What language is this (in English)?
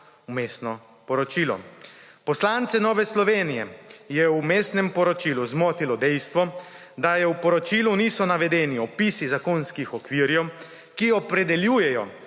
Slovenian